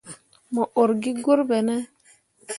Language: Mundang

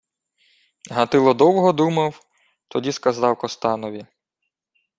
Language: Ukrainian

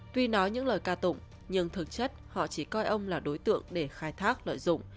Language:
Vietnamese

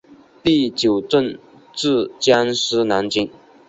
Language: Chinese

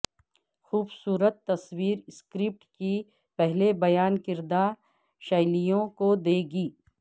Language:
Urdu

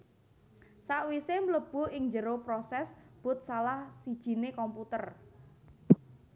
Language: Javanese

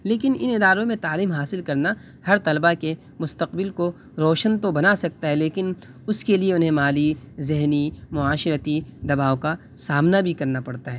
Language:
Urdu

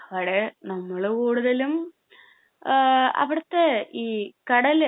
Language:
Malayalam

